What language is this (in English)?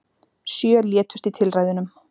Icelandic